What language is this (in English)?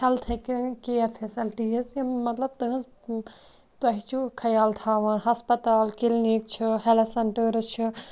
Kashmiri